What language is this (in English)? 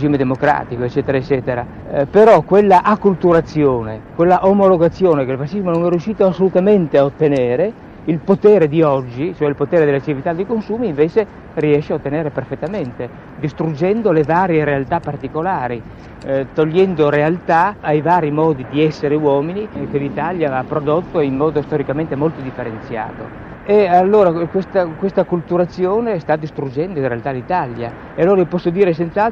Italian